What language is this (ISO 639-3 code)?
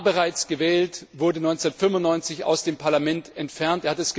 deu